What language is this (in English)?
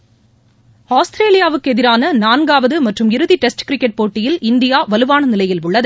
Tamil